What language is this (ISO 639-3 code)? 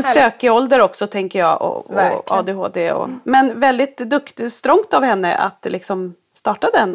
swe